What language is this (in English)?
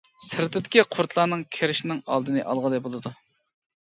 Uyghur